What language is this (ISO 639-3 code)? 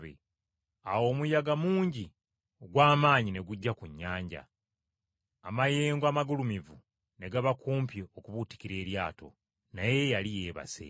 lug